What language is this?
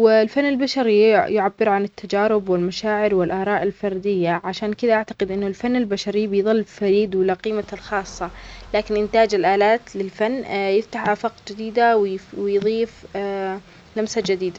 Omani Arabic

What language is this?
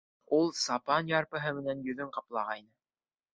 Bashkir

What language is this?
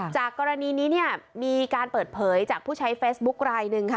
Thai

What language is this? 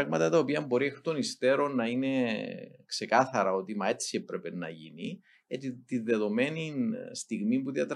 Greek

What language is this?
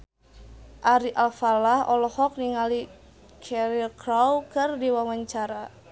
Sundanese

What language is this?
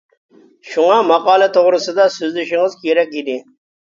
Uyghur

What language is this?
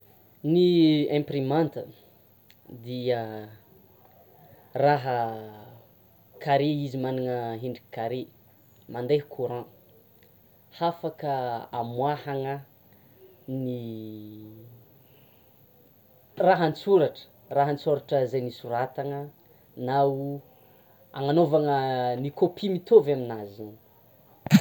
Tsimihety Malagasy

